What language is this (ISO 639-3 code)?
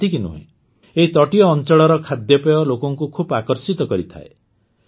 ori